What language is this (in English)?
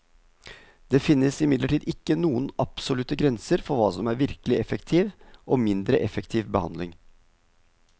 Norwegian